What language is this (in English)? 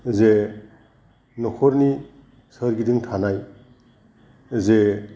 Bodo